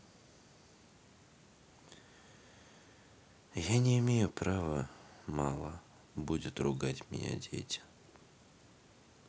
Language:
Russian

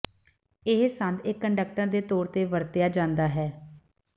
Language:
Punjabi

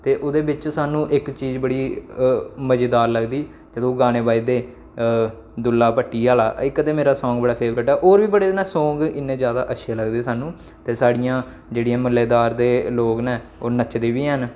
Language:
Dogri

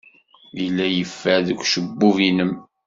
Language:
Kabyle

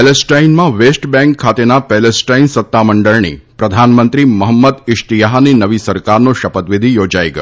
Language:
Gujarati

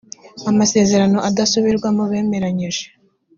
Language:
Kinyarwanda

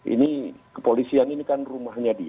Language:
Indonesian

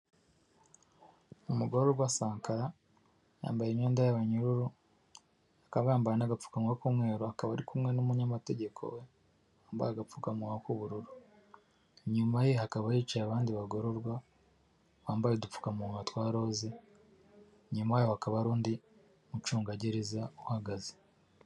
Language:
Kinyarwanda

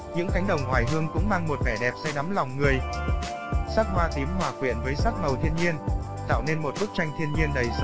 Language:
Vietnamese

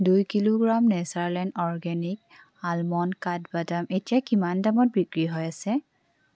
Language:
Assamese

